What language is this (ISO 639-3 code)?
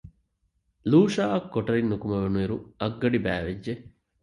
div